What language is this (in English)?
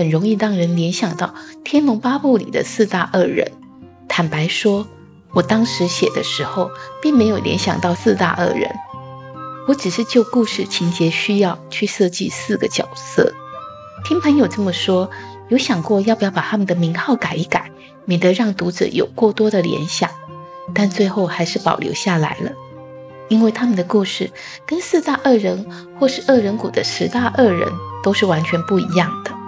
Chinese